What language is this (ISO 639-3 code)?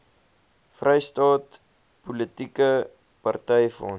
afr